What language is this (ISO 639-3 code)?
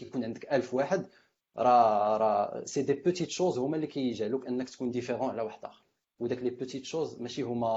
ara